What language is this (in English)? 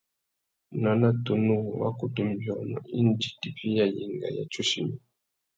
Tuki